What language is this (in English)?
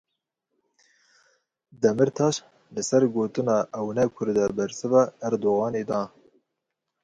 Kurdish